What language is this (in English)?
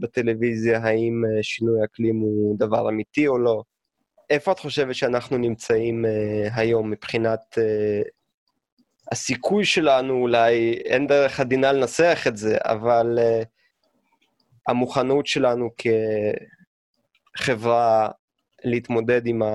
Hebrew